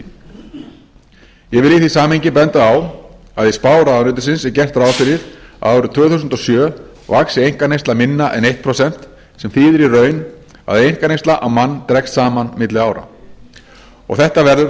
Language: Icelandic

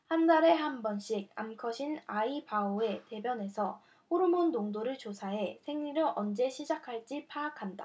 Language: Korean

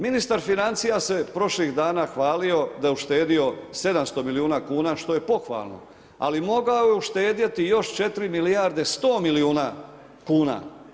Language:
Croatian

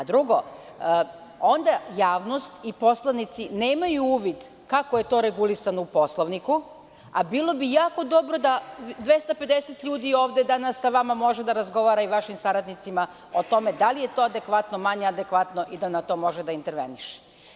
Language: Serbian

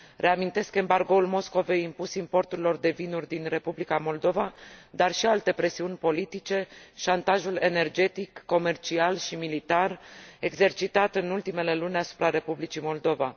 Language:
Romanian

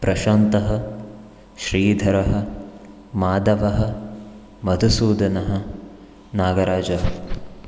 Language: Sanskrit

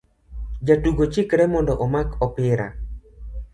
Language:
Luo (Kenya and Tanzania)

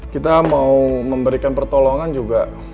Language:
Indonesian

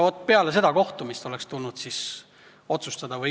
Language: Estonian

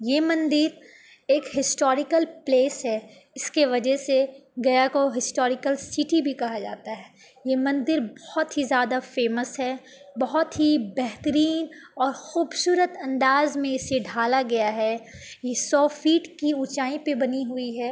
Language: Urdu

